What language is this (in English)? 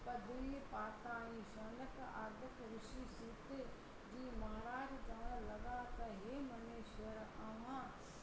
Sindhi